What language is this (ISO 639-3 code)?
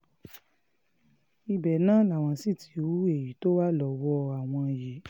yor